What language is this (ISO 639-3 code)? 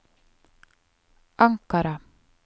nor